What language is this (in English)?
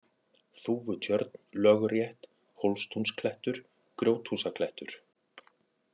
Icelandic